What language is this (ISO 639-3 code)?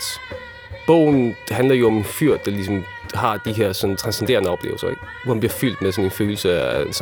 dan